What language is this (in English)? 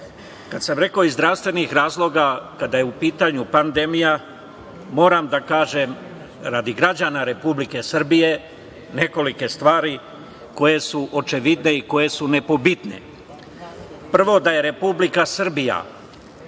Serbian